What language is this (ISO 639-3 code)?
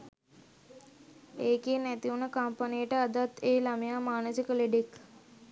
sin